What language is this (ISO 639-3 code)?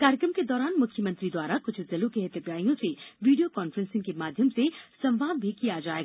hin